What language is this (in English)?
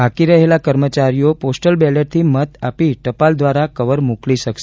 Gujarati